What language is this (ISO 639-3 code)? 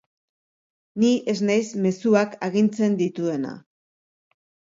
eus